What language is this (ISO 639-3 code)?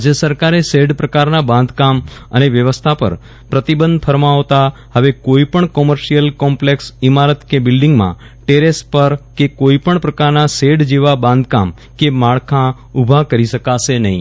guj